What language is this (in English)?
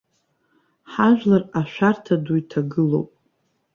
Abkhazian